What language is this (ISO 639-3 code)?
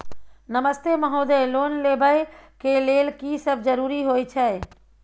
mai